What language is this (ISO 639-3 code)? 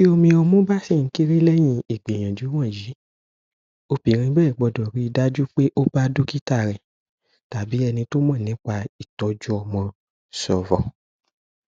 yor